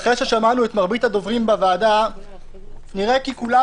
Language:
Hebrew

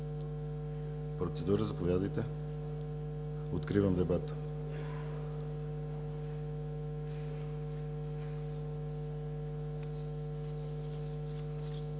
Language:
Bulgarian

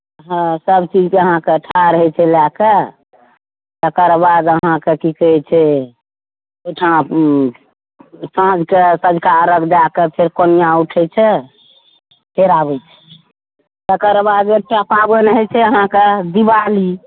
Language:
Maithili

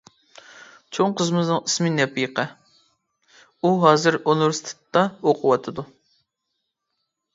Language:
Uyghur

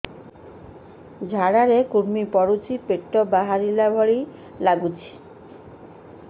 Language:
Odia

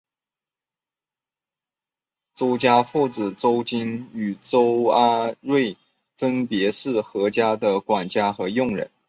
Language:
Chinese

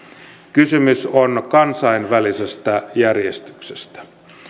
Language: Finnish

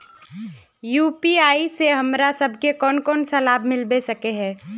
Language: Magahi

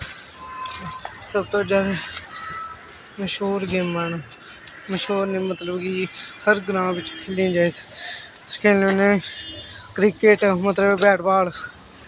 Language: Dogri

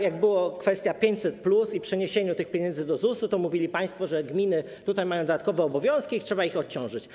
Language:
Polish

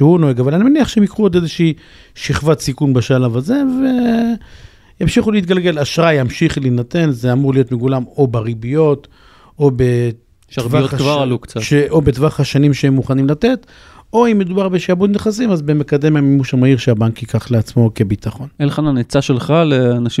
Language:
Hebrew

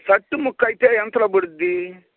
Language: Telugu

